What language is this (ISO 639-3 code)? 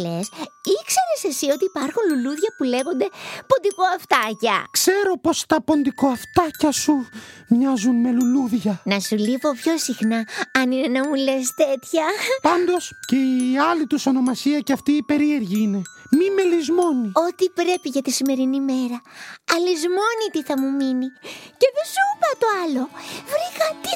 ell